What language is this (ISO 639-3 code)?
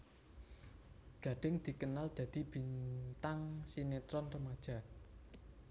jav